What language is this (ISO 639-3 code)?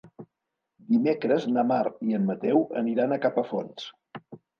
cat